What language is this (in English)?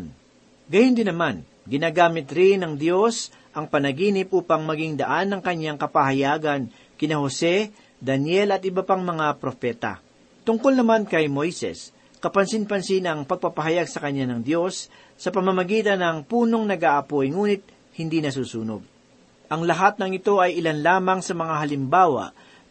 Filipino